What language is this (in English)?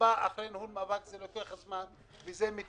Hebrew